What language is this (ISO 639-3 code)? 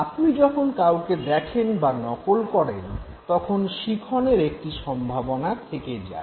ben